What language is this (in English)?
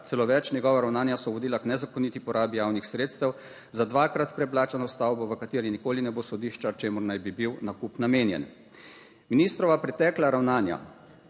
Slovenian